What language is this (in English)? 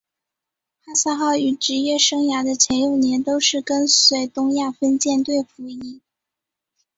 Chinese